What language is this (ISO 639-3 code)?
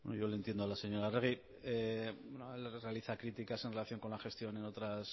spa